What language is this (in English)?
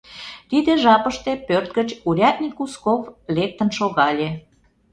Mari